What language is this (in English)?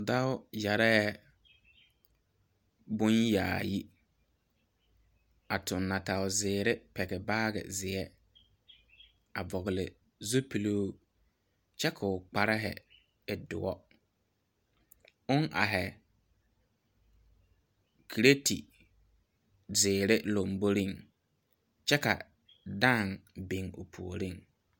Southern Dagaare